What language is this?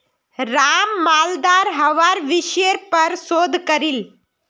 Magahi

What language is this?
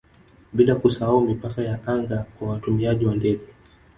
Swahili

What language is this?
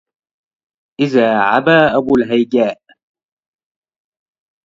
Arabic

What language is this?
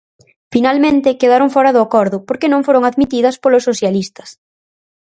Galician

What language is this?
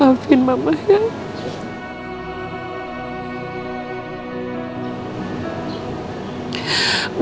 Indonesian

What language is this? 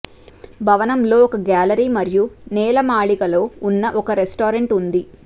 Telugu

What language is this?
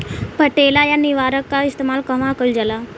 Bhojpuri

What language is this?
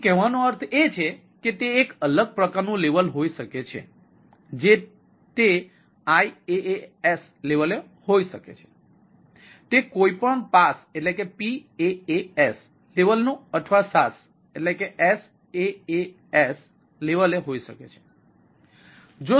Gujarati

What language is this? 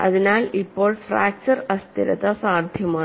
Malayalam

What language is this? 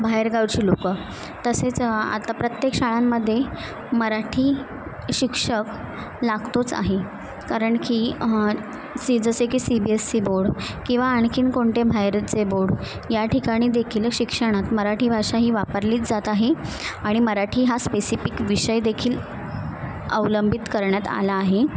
Marathi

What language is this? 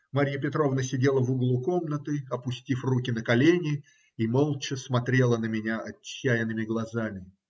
Russian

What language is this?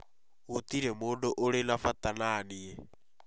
Kikuyu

